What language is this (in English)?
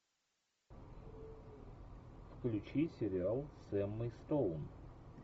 Russian